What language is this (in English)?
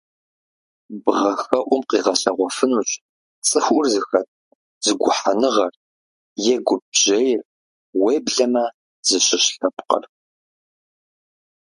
Kabardian